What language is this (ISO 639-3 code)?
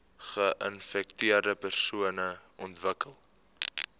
afr